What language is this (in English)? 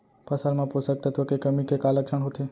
Chhattisgarhi